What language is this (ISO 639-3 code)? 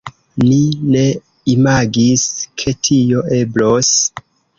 epo